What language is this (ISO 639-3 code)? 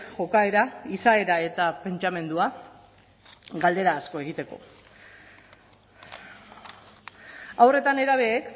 eus